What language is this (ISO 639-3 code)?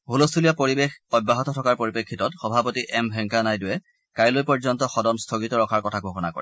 asm